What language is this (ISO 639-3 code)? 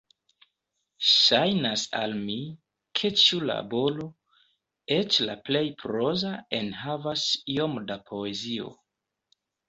epo